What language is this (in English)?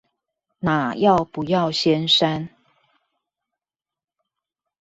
Chinese